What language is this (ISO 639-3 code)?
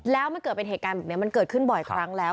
tha